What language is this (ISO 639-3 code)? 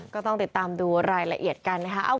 tha